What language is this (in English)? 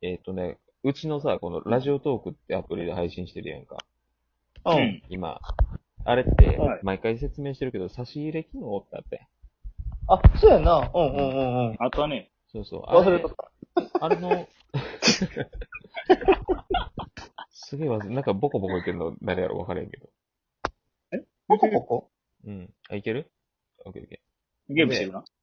Japanese